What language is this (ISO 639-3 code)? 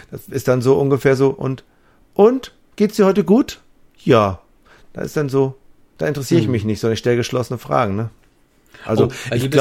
deu